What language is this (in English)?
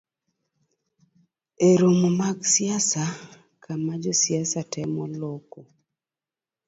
Luo (Kenya and Tanzania)